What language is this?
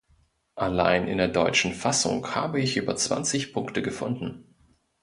German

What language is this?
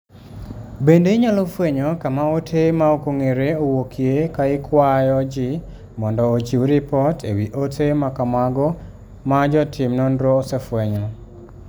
Luo (Kenya and Tanzania)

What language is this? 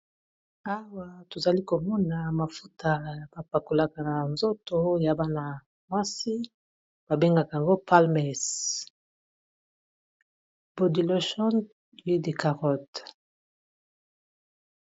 Lingala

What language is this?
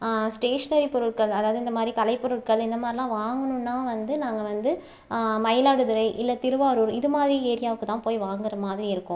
Tamil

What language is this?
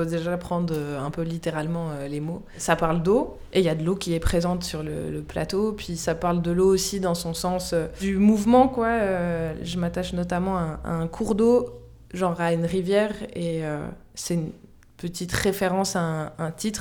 French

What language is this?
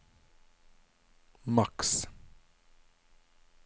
Norwegian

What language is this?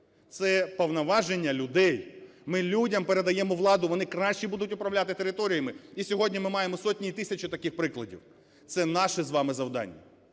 Ukrainian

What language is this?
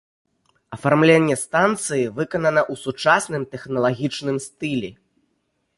Belarusian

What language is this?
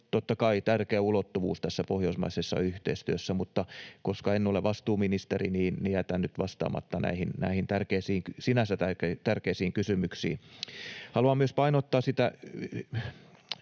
Finnish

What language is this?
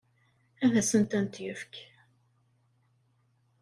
Kabyle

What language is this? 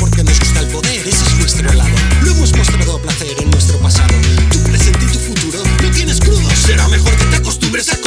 Spanish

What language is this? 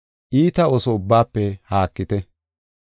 Gofa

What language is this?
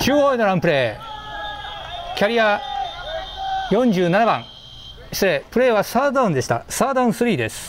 Japanese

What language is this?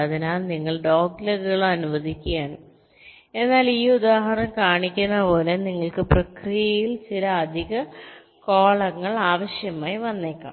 Malayalam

